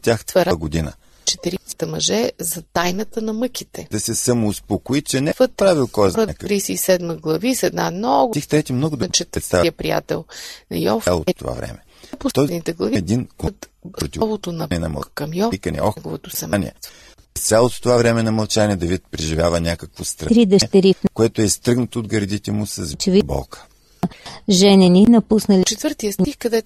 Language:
Bulgarian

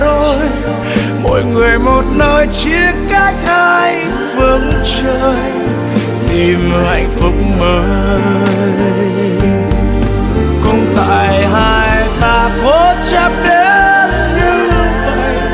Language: Vietnamese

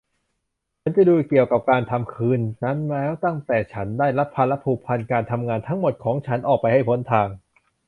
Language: Thai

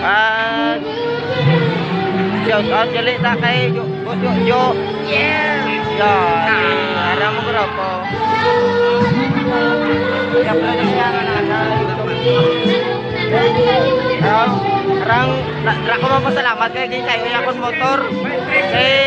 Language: Indonesian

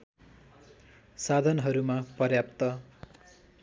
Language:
Nepali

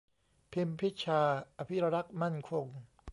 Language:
Thai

